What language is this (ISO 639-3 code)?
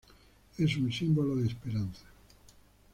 spa